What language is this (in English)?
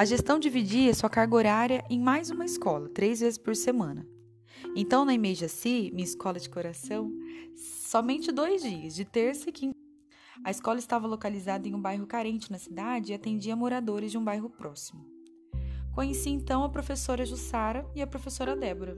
Portuguese